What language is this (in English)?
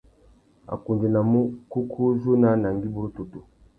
Tuki